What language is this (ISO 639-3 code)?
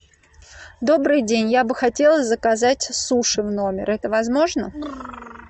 rus